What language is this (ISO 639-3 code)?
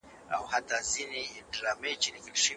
pus